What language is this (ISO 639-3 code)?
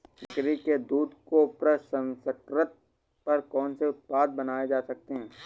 hin